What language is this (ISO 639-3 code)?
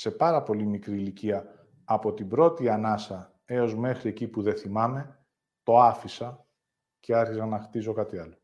ell